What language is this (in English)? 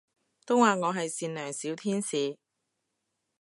Cantonese